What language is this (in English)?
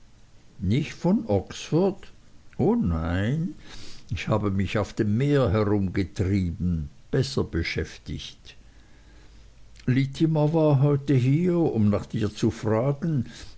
German